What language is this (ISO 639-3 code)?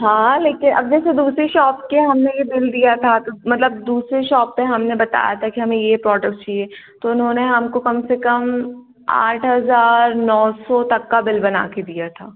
hin